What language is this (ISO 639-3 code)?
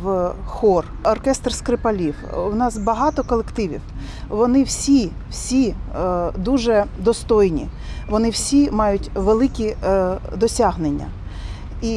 ukr